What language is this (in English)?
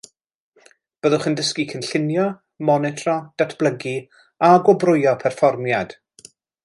Welsh